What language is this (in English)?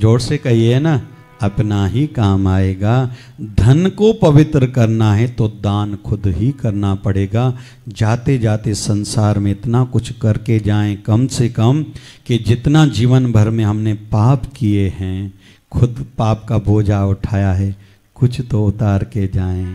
Hindi